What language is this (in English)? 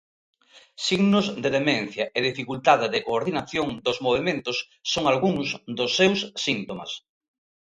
Galician